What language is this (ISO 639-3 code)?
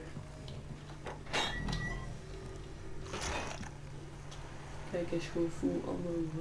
nld